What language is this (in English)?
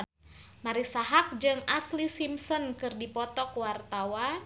Sundanese